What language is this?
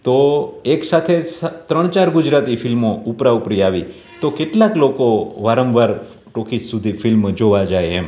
Gujarati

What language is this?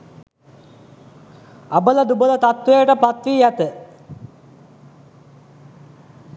Sinhala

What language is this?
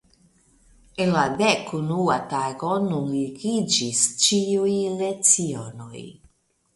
Esperanto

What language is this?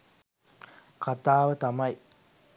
Sinhala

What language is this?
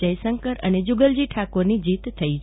Gujarati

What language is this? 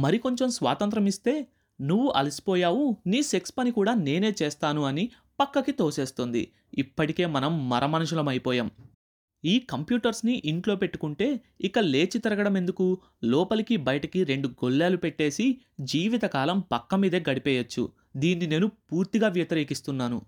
Telugu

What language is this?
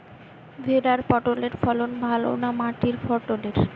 Bangla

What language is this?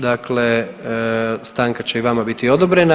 Croatian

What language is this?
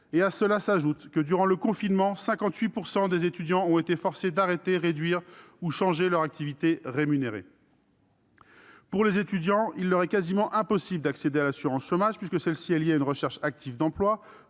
French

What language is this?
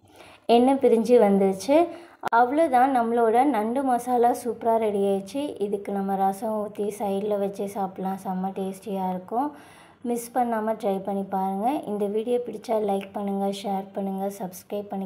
Tamil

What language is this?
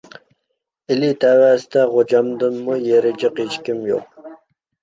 Uyghur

